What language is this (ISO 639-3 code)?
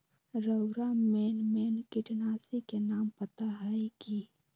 mag